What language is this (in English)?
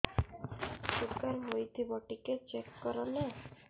Odia